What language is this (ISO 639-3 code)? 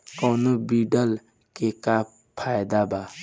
bho